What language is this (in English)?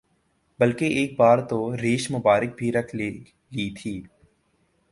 Urdu